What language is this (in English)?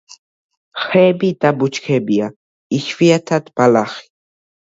Georgian